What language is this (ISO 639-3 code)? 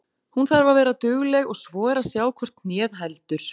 isl